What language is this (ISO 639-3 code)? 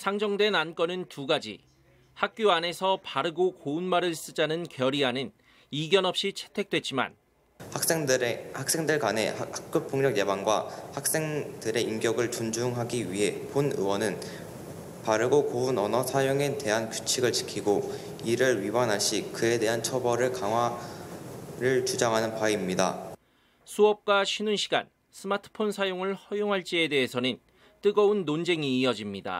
kor